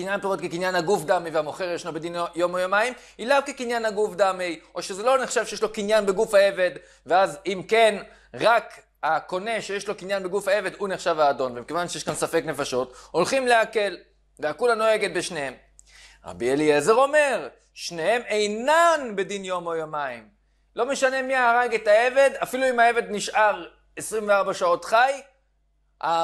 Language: Hebrew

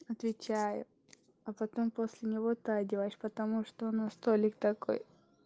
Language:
Russian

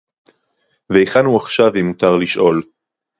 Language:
Hebrew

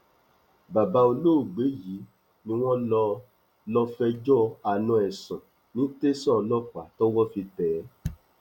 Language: Yoruba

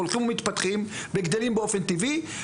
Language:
Hebrew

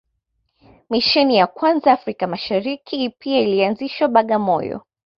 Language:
Swahili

